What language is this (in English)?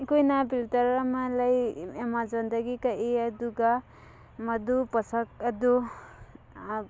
Manipuri